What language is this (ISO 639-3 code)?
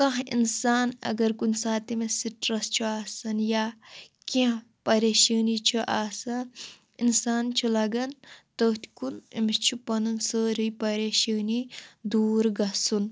kas